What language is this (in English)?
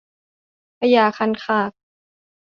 Thai